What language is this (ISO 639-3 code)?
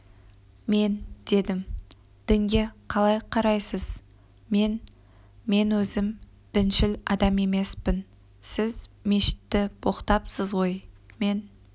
kaz